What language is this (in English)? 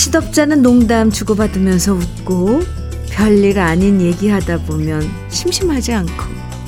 Korean